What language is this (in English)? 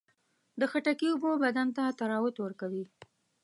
Pashto